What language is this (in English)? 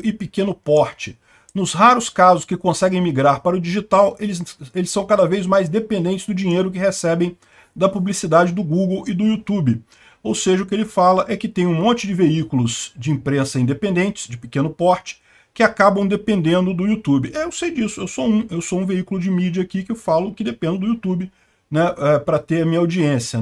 Portuguese